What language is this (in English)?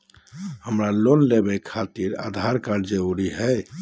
Magahi